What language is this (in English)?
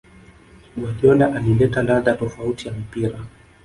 Swahili